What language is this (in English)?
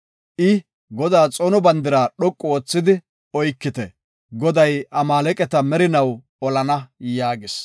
Gofa